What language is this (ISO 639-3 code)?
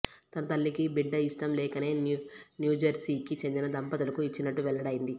tel